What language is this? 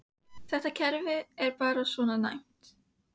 Icelandic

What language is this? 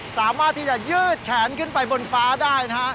Thai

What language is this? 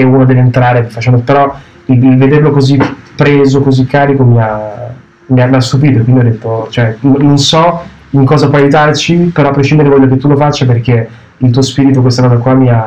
Italian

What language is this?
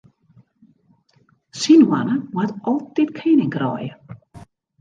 Western Frisian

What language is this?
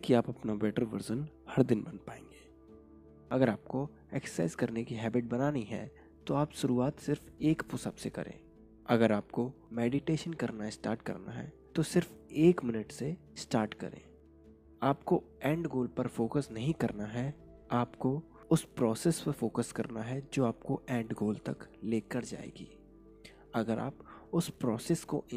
Hindi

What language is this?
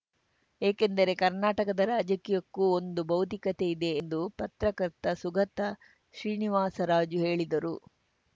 Kannada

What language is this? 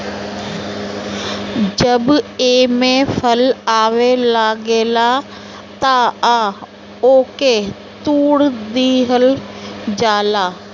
Bhojpuri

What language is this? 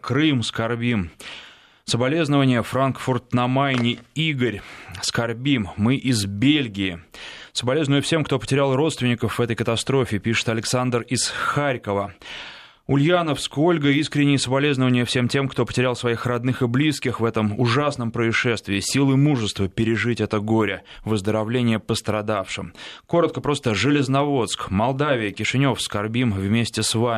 Russian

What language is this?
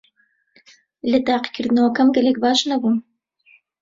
Central Kurdish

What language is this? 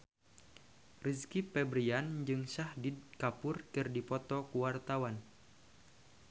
Sundanese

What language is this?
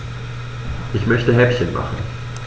German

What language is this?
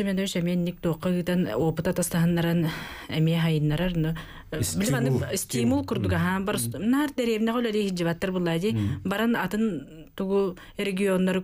Arabic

